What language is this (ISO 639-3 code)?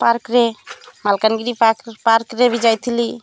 ori